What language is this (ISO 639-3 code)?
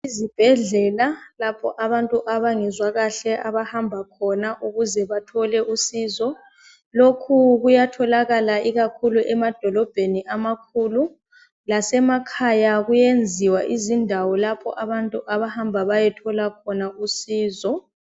nde